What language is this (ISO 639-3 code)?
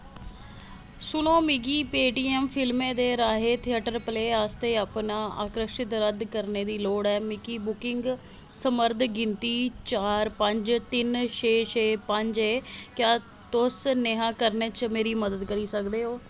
doi